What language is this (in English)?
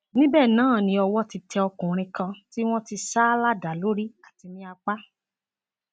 Yoruba